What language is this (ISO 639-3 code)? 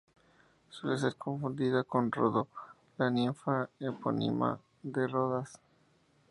spa